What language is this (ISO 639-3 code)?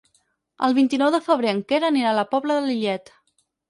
cat